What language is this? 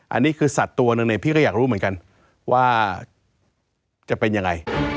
Thai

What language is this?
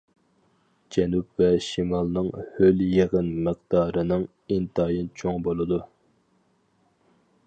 Uyghur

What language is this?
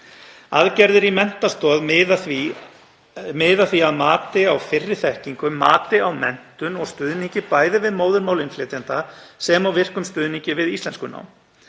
Icelandic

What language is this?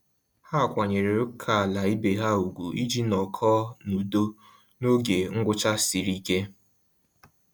Igbo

